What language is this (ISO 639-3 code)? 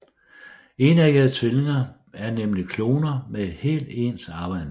dan